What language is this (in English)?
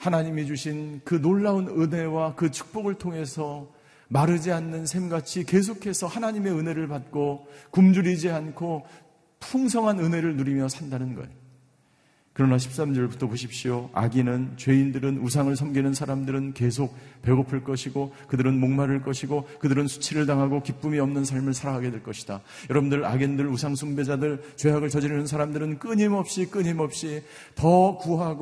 Korean